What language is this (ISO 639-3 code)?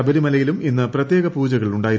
mal